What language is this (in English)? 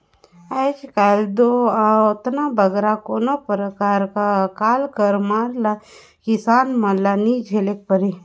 Chhattisgarhi